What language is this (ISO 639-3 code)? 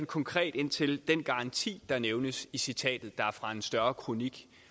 dan